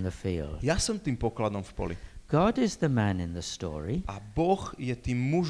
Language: Slovak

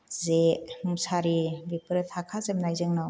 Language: Bodo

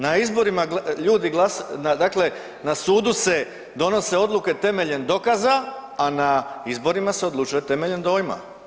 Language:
Croatian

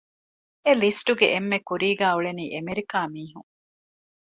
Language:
Divehi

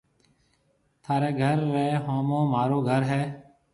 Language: Marwari (Pakistan)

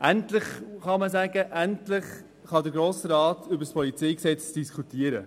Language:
Swiss German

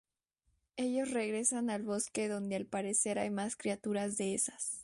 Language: Spanish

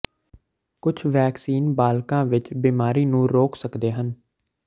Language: Punjabi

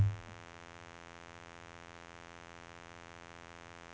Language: Norwegian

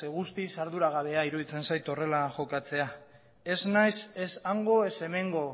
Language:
Basque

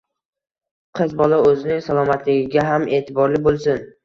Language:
Uzbek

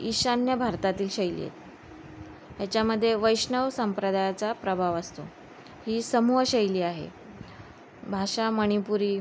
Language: Marathi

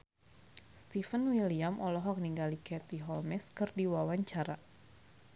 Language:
Sundanese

